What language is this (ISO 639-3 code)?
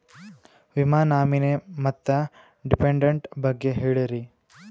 kan